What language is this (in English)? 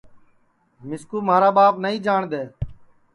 Sansi